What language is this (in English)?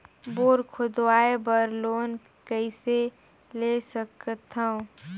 Chhattisgarhi